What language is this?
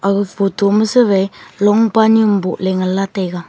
Wancho Naga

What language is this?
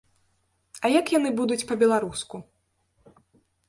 Belarusian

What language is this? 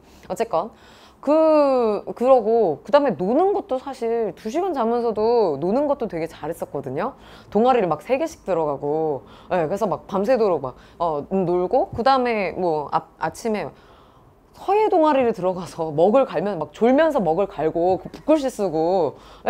Korean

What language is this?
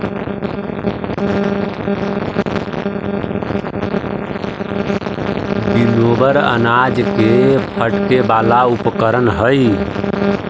Magahi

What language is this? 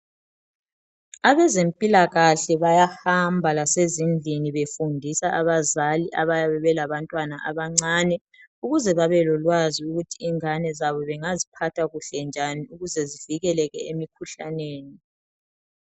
North Ndebele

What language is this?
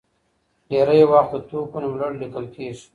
Pashto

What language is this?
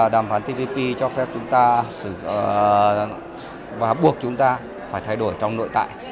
Vietnamese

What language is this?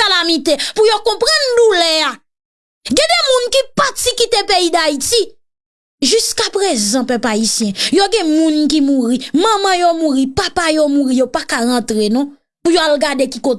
French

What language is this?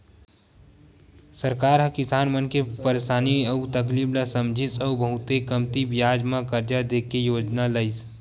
Chhattisgarhi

